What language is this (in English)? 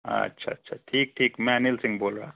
Hindi